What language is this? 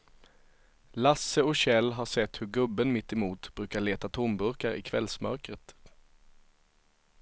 Swedish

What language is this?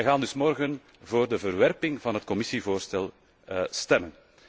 Dutch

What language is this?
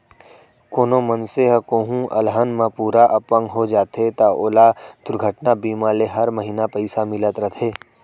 Chhattisgarhi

